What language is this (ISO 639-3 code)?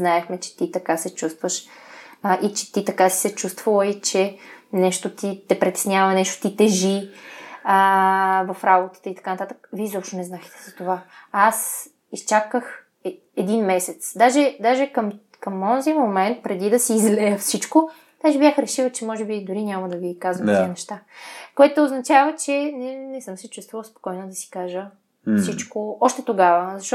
bul